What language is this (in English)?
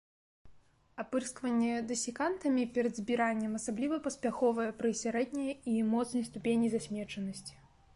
Belarusian